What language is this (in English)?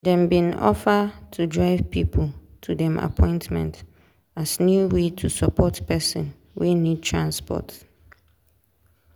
Nigerian Pidgin